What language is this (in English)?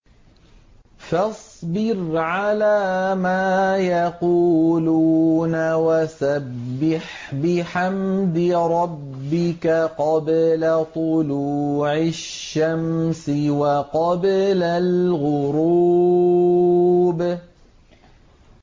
Arabic